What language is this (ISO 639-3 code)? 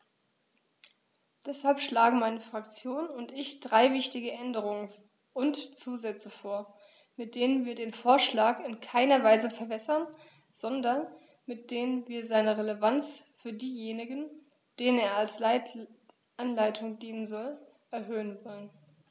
deu